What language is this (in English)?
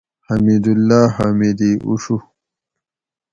Gawri